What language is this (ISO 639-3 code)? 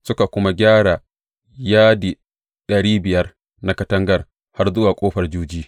hau